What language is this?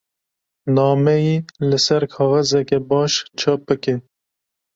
Kurdish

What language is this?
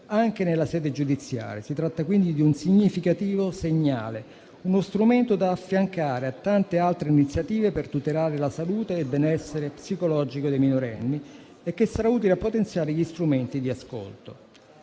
Italian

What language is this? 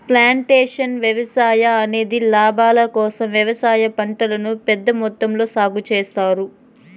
Telugu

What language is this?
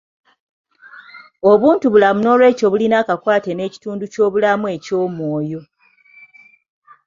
Ganda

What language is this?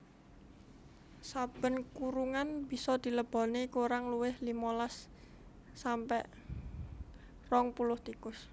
Javanese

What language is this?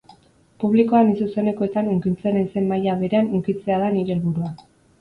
Basque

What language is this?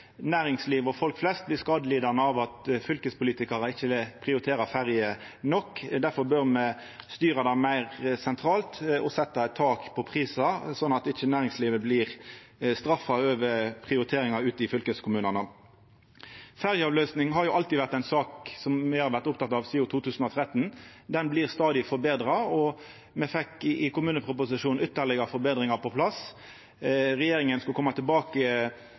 Norwegian Nynorsk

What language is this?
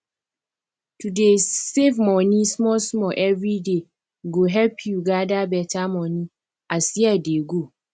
Nigerian Pidgin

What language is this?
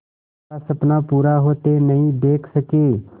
Hindi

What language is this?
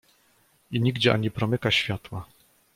Polish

